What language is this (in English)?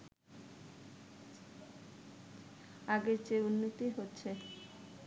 Bangla